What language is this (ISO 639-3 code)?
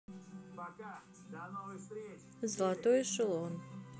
rus